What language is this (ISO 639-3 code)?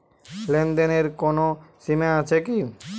ben